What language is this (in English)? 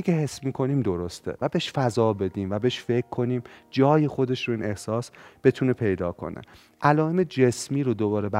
Persian